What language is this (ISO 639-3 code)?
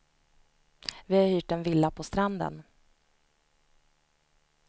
swe